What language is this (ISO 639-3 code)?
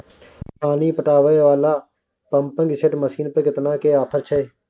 mai